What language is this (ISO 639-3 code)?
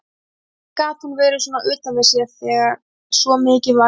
isl